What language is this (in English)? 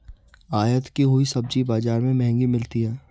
Hindi